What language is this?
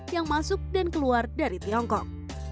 Indonesian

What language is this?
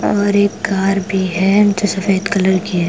Hindi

